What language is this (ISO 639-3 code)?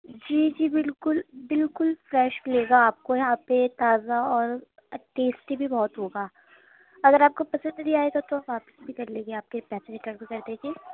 urd